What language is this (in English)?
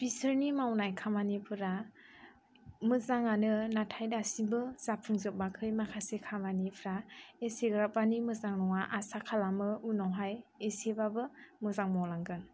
Bodo